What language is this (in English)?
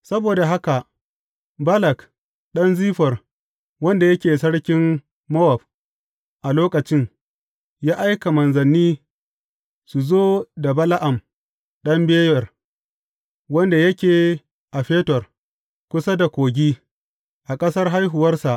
Hausa